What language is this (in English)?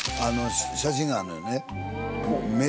Japanese